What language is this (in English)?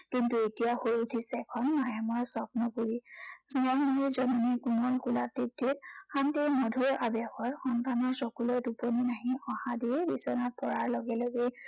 Assamese